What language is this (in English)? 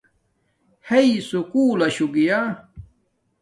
Domaaki